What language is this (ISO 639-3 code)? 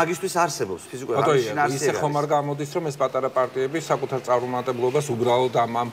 ron